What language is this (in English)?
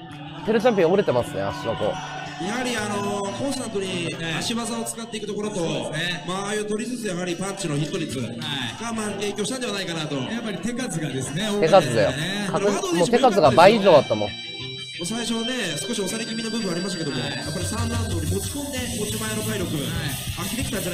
Japanese